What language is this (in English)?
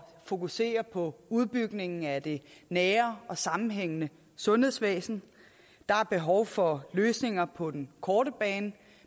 Danish